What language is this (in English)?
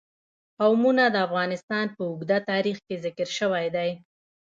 Pashto